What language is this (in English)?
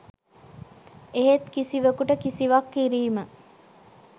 Sinhala